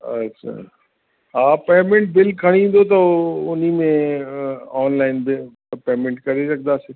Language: Sindhi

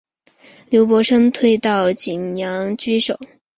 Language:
Chinese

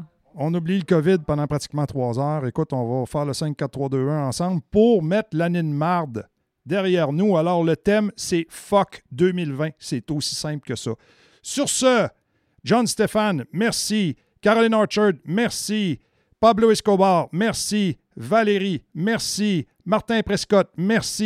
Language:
French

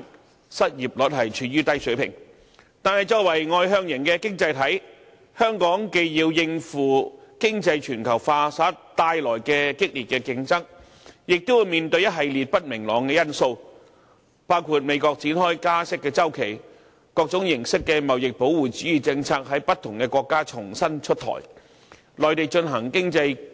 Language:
Cantonese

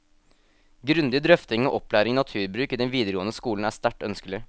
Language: Norwegian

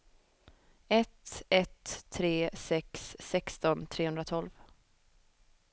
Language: Swedish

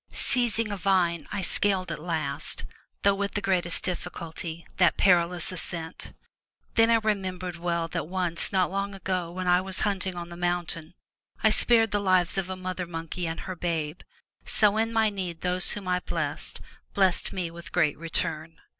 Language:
English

